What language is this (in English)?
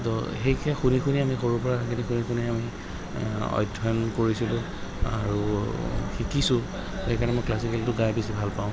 Assamese